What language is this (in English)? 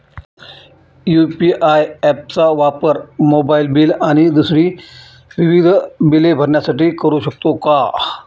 Marathi